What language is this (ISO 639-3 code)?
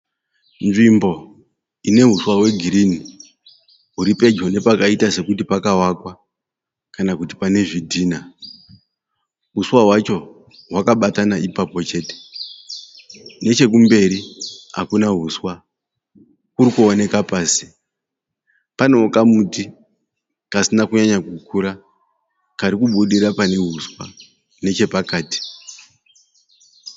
sna